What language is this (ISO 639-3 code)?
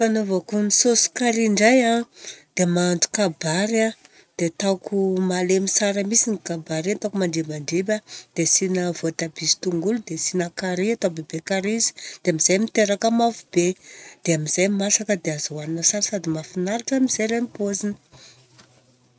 bzc